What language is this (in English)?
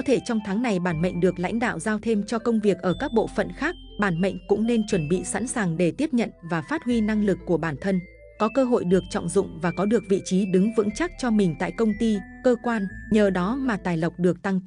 Vietnamese